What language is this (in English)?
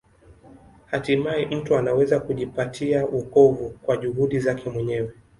Swahili